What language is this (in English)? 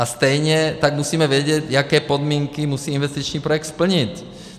Czech